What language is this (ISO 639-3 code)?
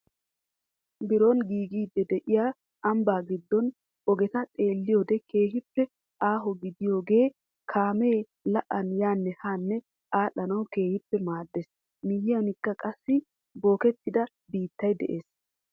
wal